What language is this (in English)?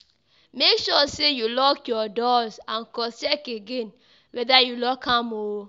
Nigerian Pidgin